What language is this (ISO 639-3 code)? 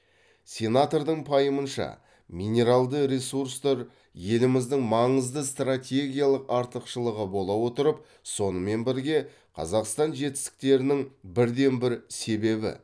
kaz